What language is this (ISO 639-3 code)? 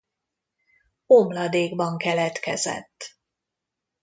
hun